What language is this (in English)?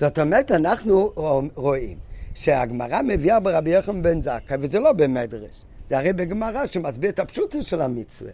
Hebrew